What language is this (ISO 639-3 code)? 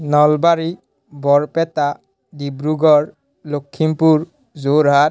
asm